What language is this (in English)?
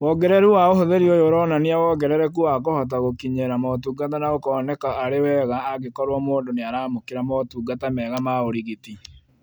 Kikuyu